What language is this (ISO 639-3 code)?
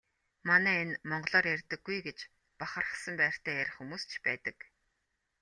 mon